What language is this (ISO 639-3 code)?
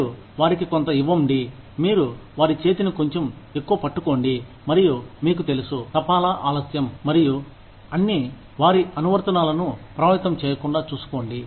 tel